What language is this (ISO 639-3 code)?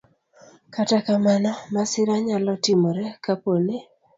luo